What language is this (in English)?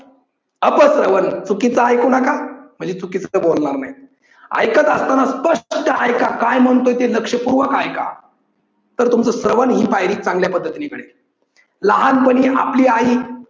Marathi